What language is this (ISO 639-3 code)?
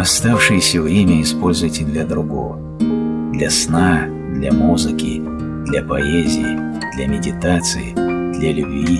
rus